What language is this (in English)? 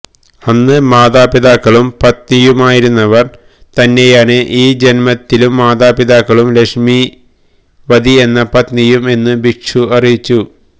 Malayalam